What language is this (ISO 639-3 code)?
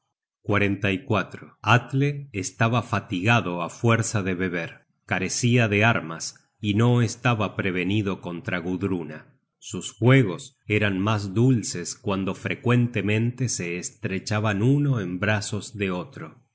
spa